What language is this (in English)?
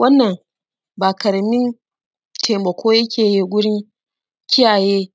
Hausa